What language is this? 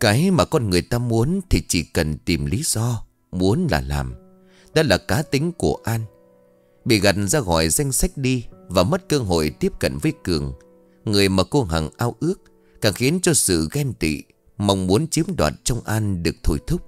Vietnamese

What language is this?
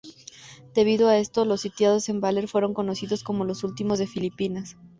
Spanish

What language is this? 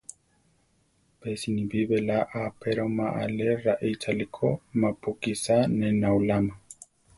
Central Tarahumara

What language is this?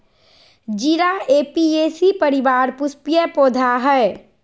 Magahi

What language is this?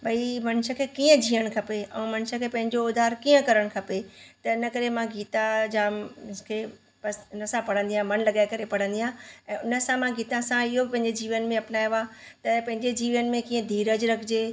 Sindhi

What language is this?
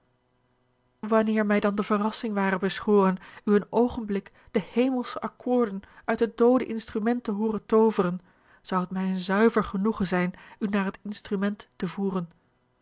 Dutch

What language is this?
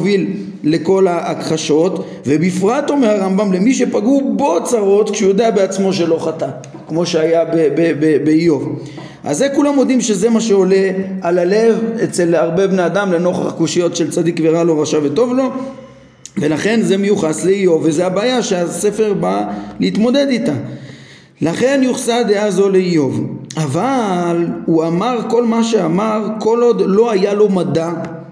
Hebrew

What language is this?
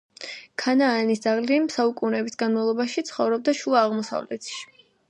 Georgian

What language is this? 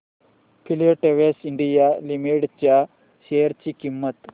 Marathi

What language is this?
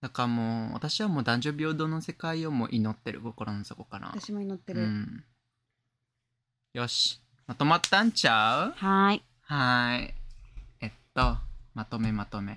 Japanese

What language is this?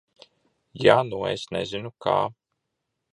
Latvian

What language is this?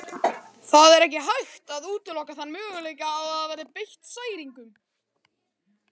Icelandic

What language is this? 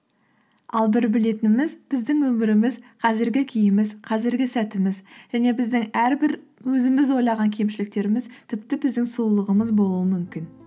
Kazakh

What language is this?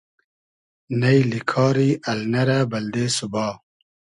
Hazaragi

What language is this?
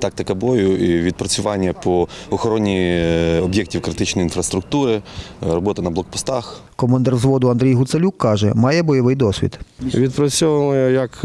Ukrainian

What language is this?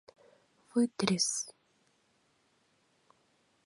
Mari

